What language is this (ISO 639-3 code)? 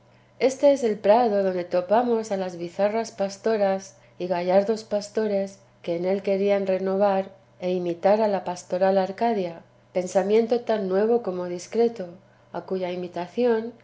spa